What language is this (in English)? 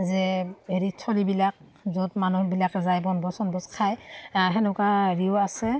Assamese